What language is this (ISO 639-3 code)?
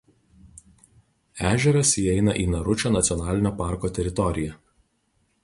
lit